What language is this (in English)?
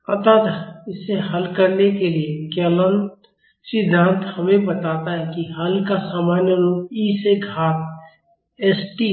Hindi